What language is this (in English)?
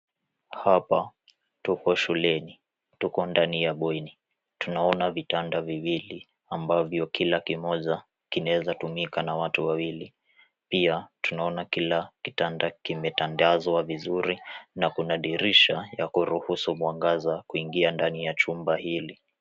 Swahili